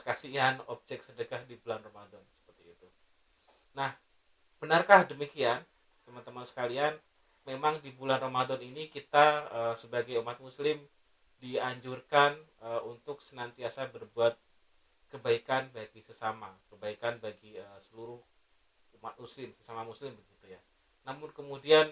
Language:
Indonesian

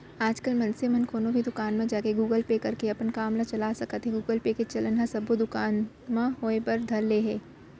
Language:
Chhattisgarhi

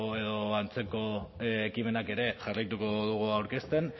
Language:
Basque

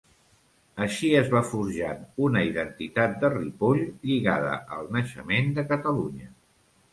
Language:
Catalan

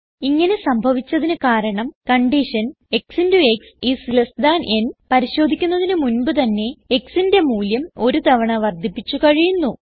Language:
Malayalam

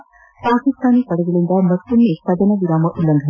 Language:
Kannada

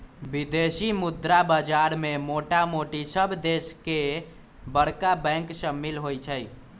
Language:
Magahi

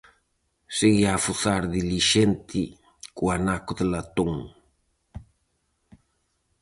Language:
Galician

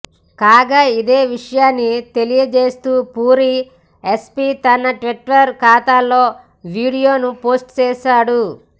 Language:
Telugu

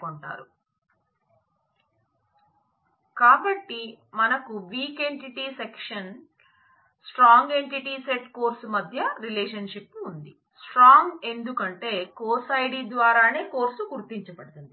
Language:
Telugu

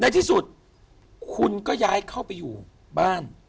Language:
Thai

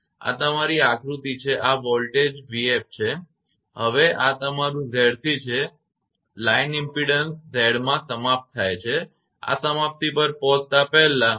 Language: Gujarati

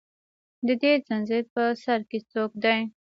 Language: Pashto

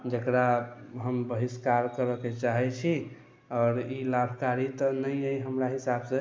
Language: Maithili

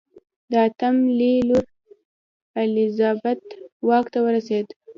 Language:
Pashto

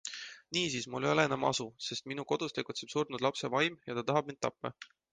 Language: Estonian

